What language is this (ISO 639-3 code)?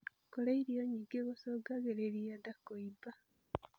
kik